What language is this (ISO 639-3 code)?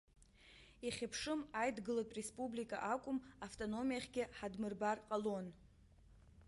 abk